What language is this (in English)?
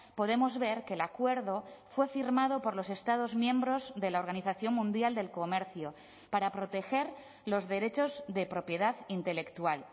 Spanish